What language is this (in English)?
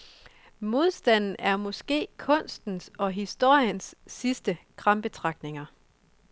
Danish